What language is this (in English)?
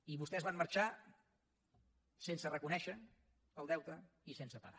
Catalan